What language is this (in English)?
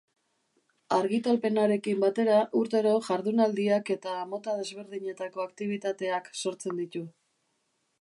Basque